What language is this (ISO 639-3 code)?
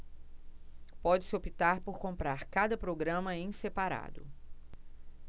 por